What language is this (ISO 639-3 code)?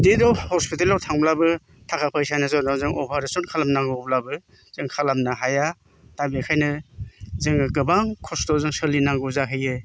brx